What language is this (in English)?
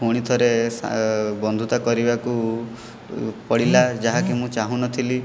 Odia